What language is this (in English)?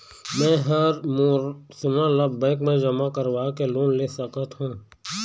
Chhattisgarhi